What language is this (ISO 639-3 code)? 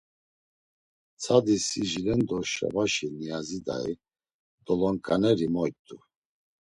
lzz